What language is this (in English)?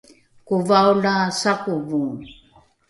Rukai